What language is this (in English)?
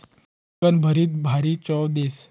Marathi